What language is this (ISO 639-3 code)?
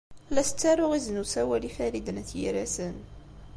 kab